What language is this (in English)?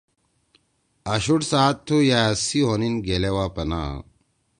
Torwali